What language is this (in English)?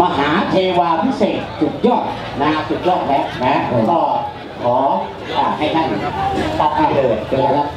Thai